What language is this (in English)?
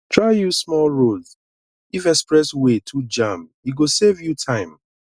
Nigerian Pidgin